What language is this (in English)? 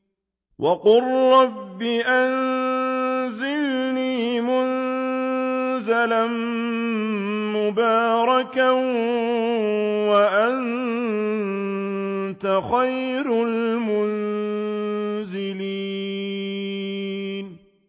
Arabic